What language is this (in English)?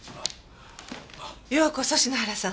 Japanese